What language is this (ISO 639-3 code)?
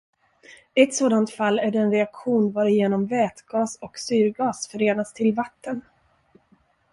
swe